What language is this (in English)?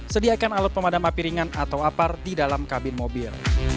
Indonesian